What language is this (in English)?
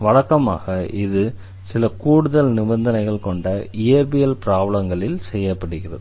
Tamil